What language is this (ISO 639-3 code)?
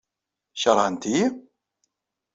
kab